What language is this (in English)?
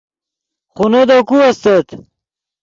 Yidgha